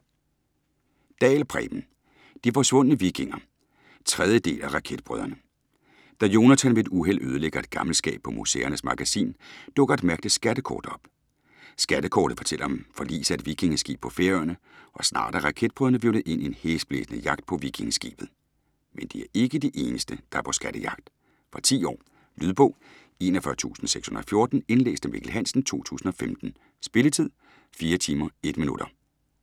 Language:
Danish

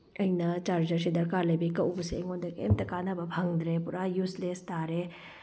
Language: Manipuri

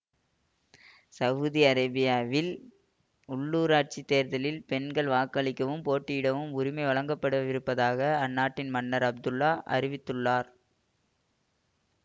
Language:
Tamil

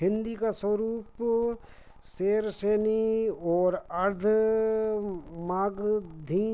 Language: Hindi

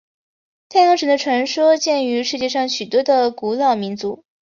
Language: Chinese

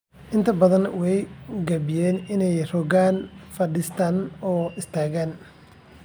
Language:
Somali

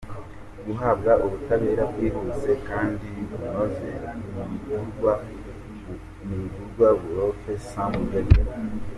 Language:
Kinyarwanda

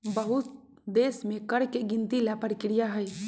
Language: Magahi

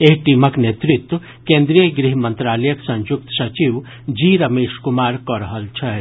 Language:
Maithili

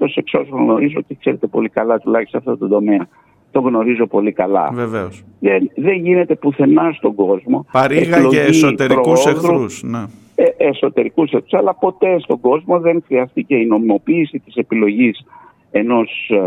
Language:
Greek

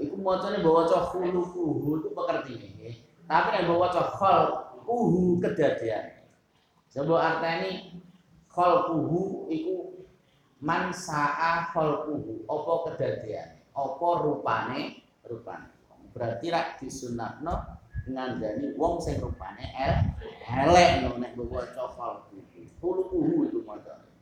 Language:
Indonesian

